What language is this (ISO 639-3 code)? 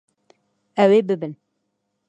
kur